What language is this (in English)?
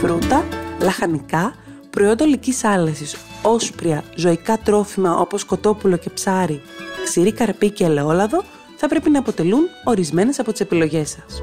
Greek